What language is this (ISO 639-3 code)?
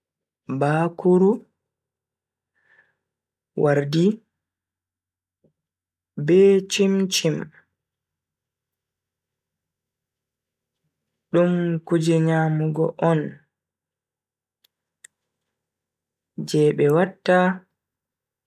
fui